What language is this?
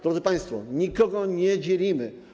Polish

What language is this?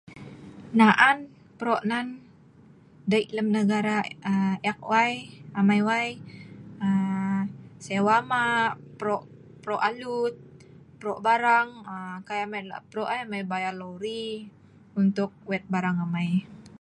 Sa'ban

